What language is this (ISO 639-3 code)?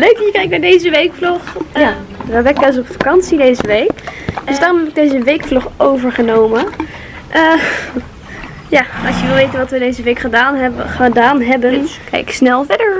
nld